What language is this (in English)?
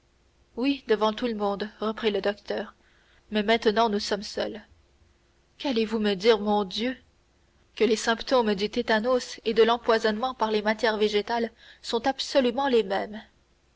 French